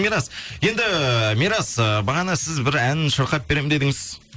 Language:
Kazakh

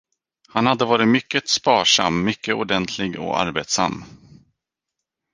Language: Swedish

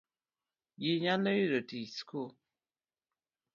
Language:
Luo (Kenya and Tanzania)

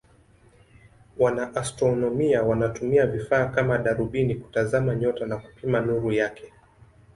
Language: Swahili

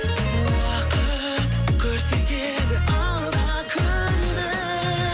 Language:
Kazakh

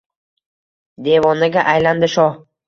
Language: Uzbek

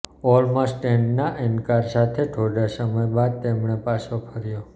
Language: Gujarati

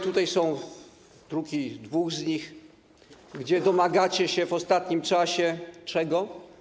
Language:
Polish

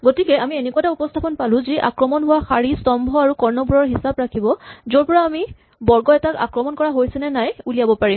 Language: Assamese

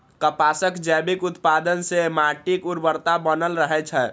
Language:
Maithili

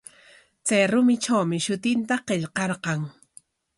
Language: Corongo Ancash Quechua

